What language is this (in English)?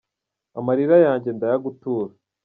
Kinyarwanda